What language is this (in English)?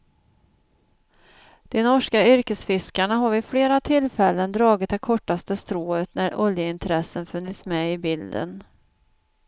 Swedish